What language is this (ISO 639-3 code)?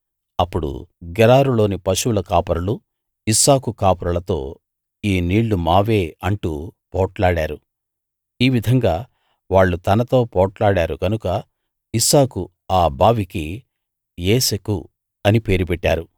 tel